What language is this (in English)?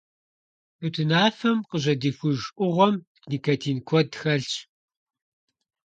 Kabardian